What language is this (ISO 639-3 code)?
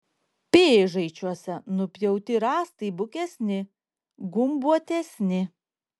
lit